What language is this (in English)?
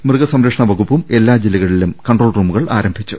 Malayalam